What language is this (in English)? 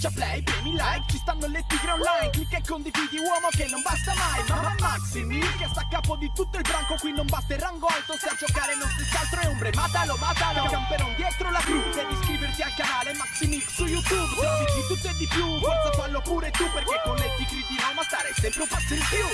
Italian